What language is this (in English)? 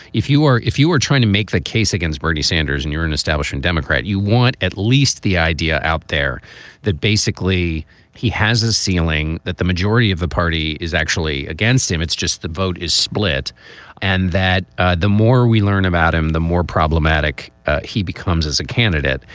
English